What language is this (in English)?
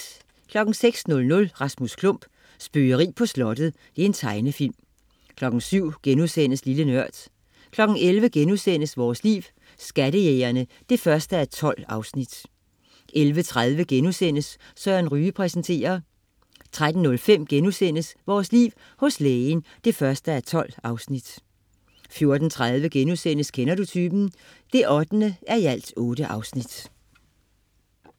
Danish